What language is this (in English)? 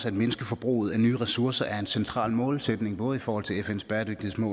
Danish